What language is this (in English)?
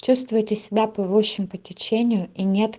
Russian